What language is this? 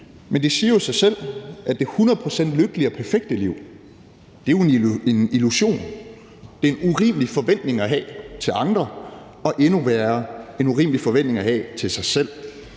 Danish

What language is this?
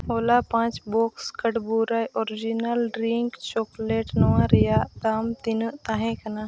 Santali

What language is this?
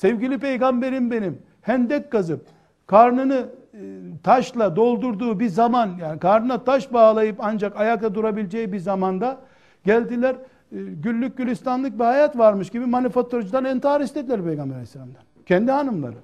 Turkish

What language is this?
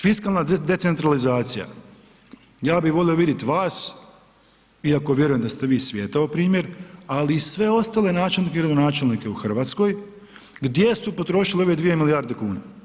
Croatian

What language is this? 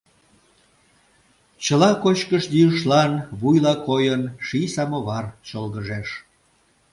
Mari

